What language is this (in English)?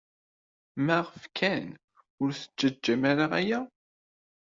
Kabyle